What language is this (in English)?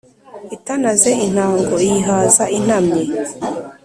Kinyarwanda